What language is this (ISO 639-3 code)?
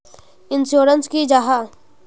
mag